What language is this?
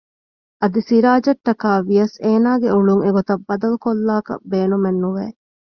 Divehi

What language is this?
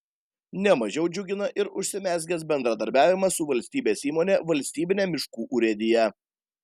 Lithuanian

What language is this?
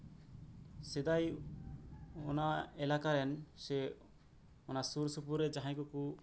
Santali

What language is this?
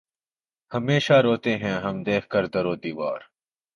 Urdu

